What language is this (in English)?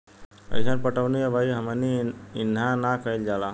Bhojpuri